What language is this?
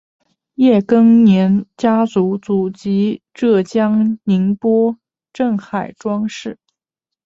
Chinese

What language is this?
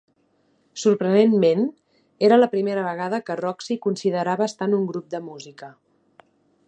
Catalan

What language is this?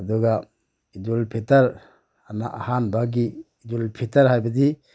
Manipuri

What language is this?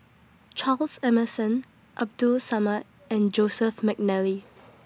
English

